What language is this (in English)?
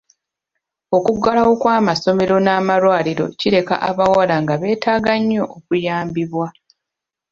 Ganda